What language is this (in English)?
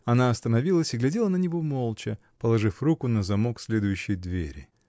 Russian